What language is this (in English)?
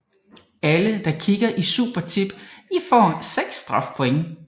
Danish